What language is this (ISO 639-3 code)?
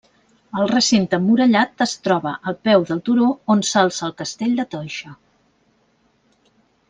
cat